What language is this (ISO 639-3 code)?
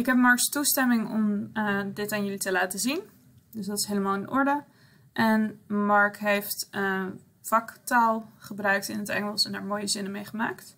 nld